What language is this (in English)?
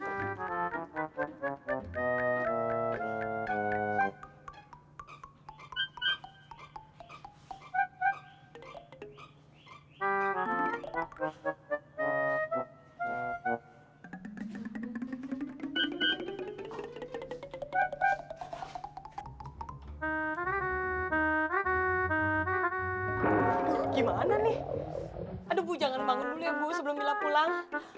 Indonesian